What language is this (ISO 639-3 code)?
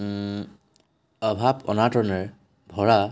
asm